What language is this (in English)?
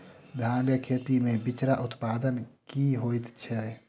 Maithili